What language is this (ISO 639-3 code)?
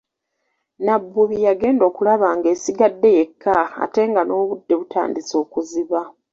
lug